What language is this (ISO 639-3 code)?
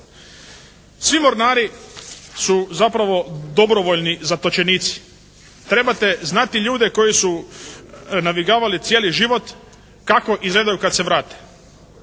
hrv